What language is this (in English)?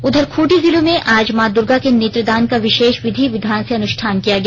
Hindi